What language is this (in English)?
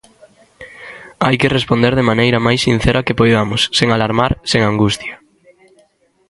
Galician